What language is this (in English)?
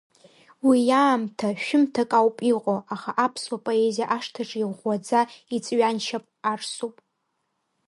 Abkhazian